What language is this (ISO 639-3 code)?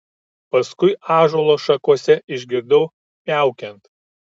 lit